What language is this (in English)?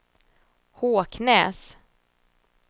Swedish